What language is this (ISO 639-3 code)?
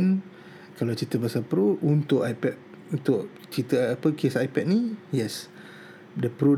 msa